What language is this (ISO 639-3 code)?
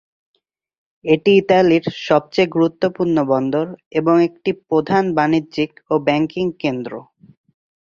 ben